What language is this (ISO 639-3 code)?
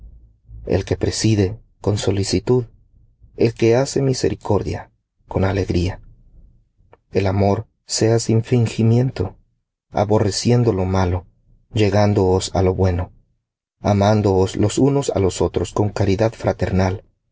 spa